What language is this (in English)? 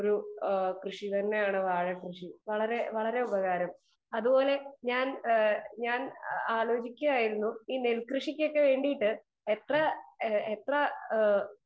Malayalam